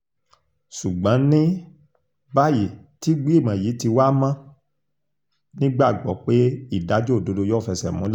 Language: Yoruba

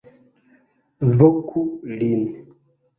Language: Esperanto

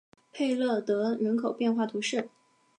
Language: Chinese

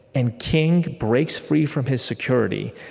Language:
English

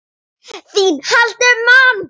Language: Icelandic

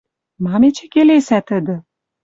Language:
Western Mari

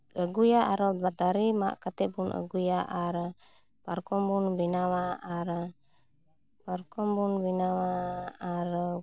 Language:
Santali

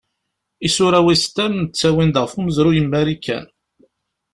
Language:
Kabyle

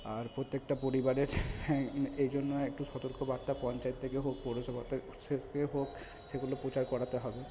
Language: Bangla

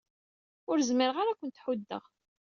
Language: Kabyle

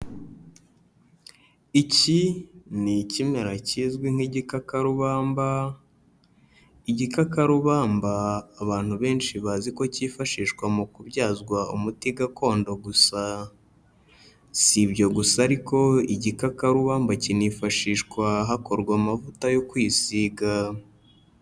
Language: Kinyarwanda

